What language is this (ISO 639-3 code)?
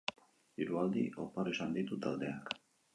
eus